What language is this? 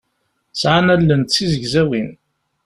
Kabyle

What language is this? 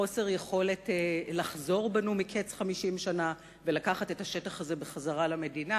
Hebrew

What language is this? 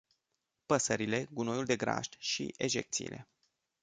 Romanian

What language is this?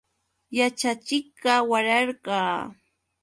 Yauyos Quechua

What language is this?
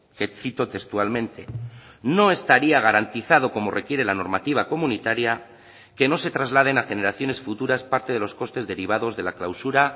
Spanish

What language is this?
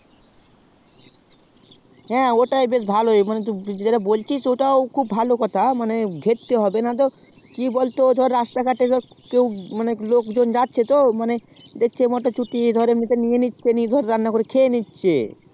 Bangla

